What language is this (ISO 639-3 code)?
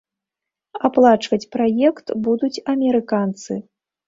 bel